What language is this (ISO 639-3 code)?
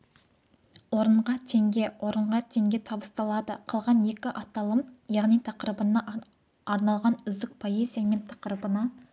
kaz